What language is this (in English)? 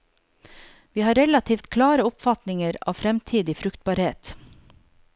Norwegian